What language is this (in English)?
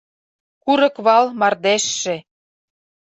Mari